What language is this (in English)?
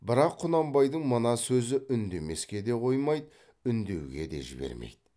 Kazakh